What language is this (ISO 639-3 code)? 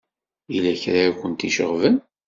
kab